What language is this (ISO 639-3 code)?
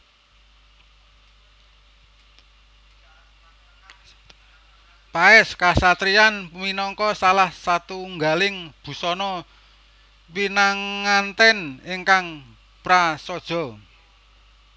jav